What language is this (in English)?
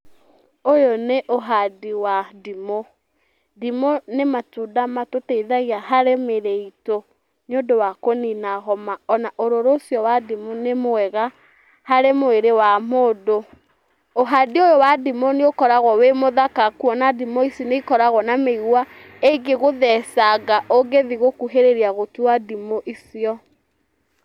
Kikuyu